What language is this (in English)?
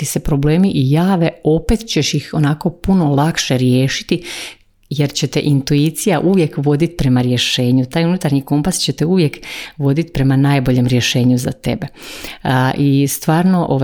Croatian